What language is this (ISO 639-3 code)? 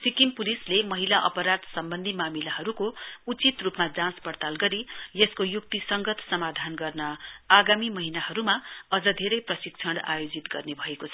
nep